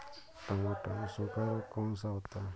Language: Hindi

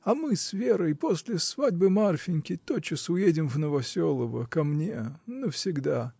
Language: Russian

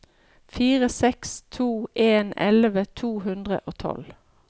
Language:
Norwegian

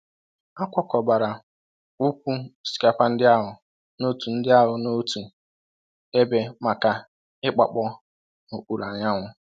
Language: Igbo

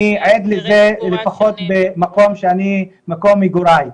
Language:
Hebrew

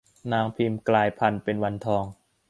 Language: Thai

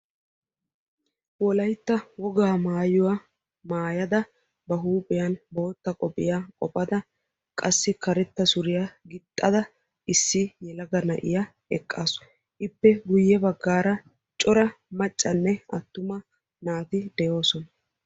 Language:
Wolaytta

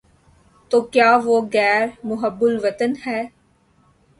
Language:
Urdu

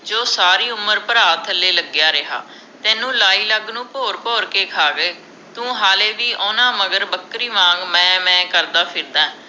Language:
Punjabi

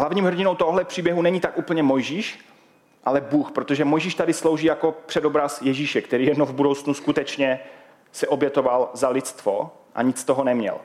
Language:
Czech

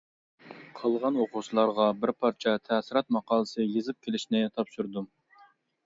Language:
Uyghur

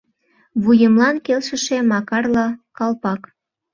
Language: Mari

